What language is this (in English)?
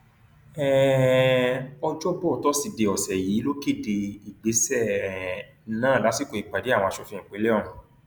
Yoruba